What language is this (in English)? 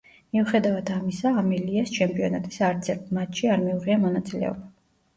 Georgian